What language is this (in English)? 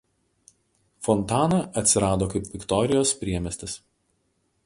Lithuanian